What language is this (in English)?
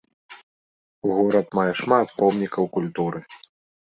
Belarusian